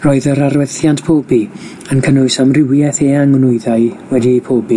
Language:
Welsh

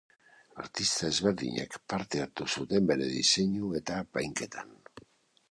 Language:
Basque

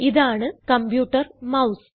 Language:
Malayalam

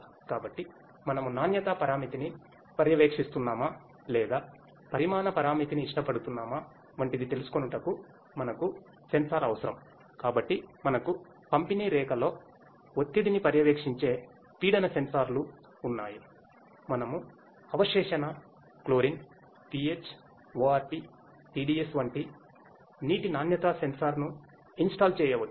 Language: Telugu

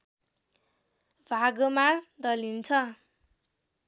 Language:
Nepali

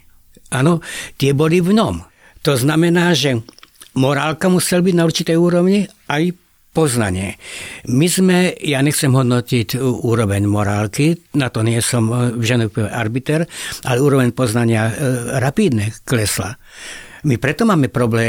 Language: Slovak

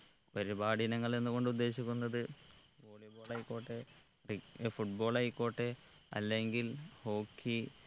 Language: Malayalam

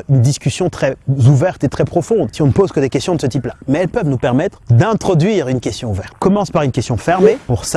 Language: French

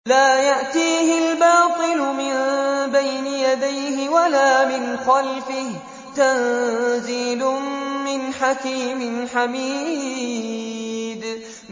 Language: Arabic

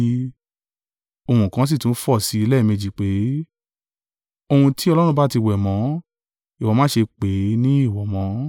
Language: Yoruba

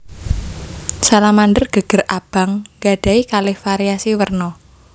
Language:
Javanese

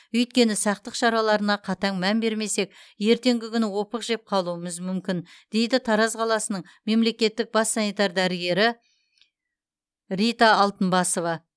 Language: Kazakh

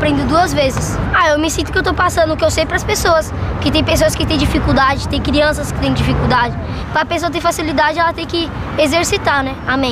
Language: Portuguese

